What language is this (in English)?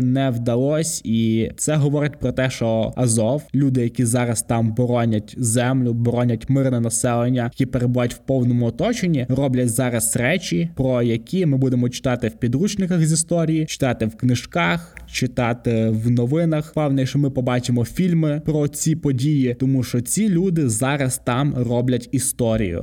Ukrainian